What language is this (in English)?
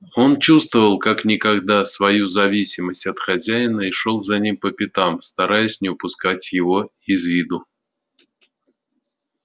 Russian